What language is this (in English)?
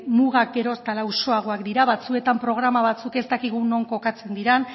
Basque